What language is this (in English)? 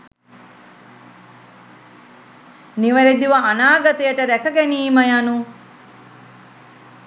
Sinhala